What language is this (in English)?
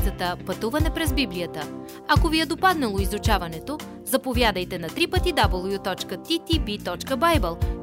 Bulgarian